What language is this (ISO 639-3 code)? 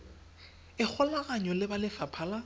tsn